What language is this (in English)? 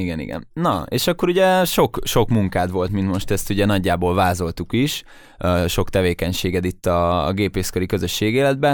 Hungarian